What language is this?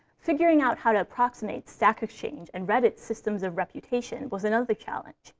English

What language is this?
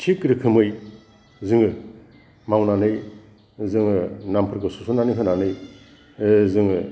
Bodo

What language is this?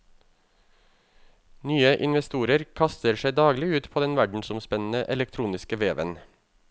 Norwegian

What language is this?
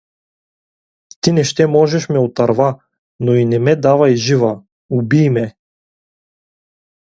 Bulgarian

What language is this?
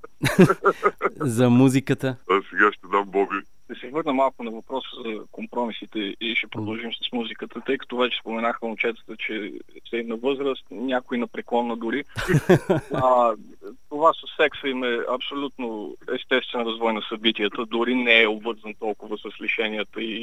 Bulgarian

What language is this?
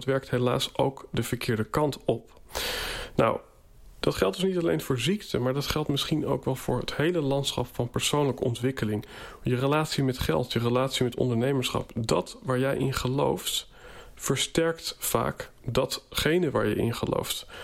Dutch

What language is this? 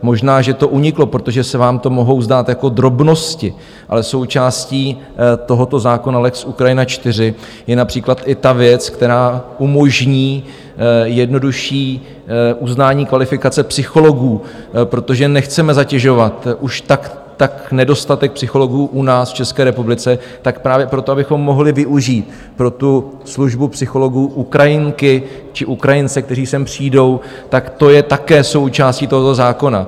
Czech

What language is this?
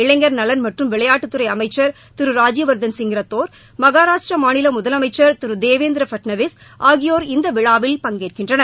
Tamil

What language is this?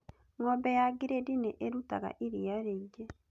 Kikuyu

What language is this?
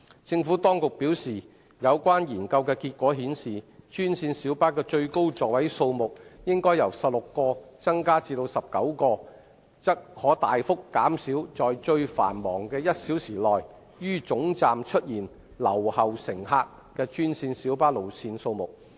Cantonese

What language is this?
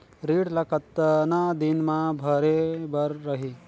Chhattisgarhi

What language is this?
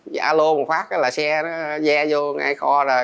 Vietnamese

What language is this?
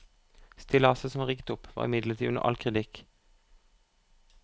Norwegian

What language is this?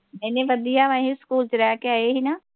Punjabi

